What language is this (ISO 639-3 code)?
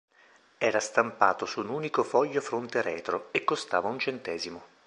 ita